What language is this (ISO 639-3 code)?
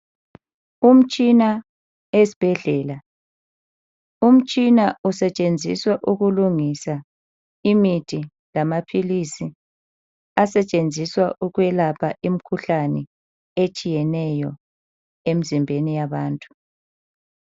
nde